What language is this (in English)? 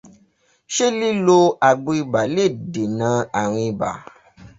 Yoruba